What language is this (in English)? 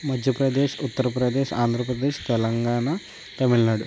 Telugu